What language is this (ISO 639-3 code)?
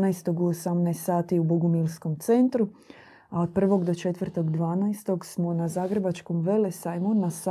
hrv